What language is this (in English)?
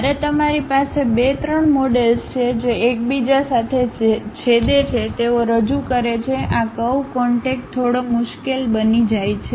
Gujarati